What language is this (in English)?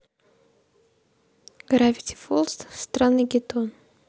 Russian